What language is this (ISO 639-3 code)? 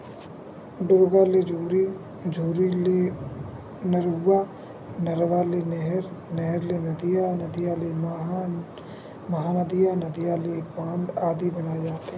hne